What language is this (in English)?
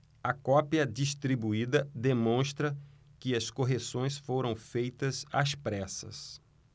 Portuguese